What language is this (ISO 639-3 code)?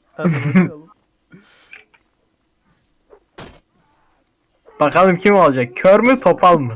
tur